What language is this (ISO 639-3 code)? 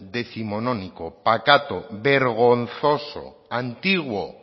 spa